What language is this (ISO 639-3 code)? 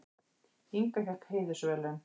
isl